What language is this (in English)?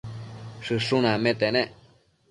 Matsés